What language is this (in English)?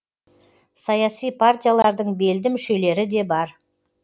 Kazakh